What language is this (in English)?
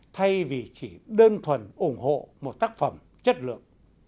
Vietnamese